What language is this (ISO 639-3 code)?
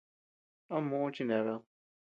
cux